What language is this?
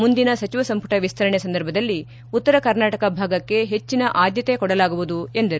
Kannada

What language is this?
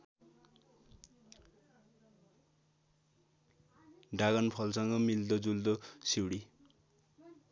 Nepali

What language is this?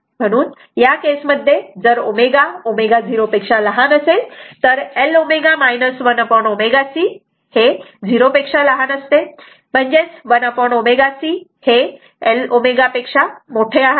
Marathi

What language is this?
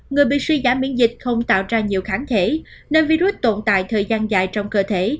Vietnamese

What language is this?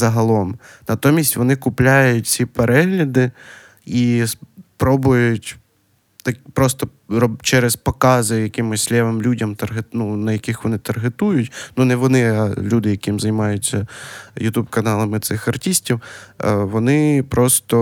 Ukrainian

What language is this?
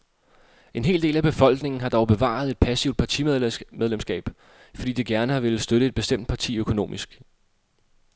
Danish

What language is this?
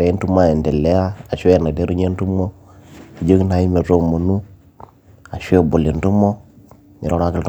Masai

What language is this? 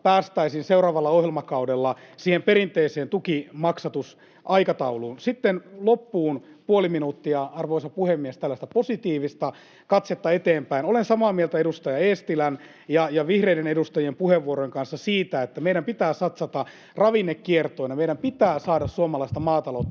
Finnish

